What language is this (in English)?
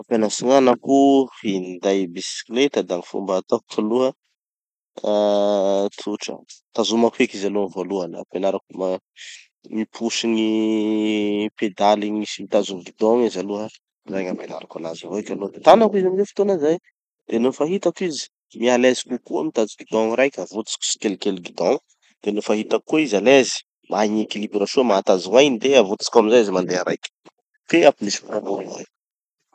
Tanosy Malagasy